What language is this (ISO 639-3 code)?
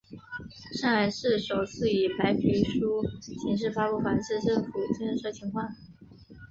zho